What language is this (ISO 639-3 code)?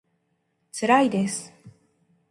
jpn